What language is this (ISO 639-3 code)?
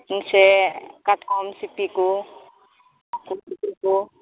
sat